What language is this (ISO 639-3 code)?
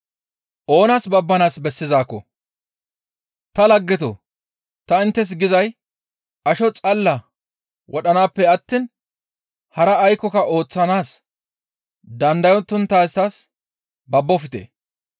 gmv